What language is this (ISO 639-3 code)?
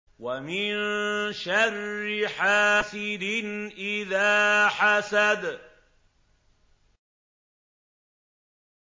ara